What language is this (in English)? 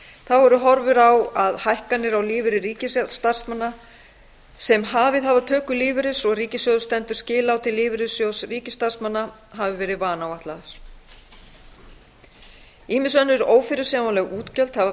Icelandic